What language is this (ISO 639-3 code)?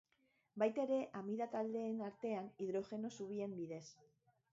eus